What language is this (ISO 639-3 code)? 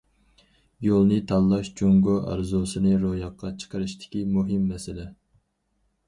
uig